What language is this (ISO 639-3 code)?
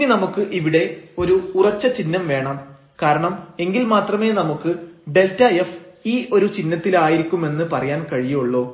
mal